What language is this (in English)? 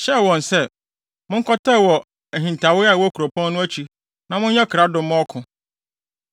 Akan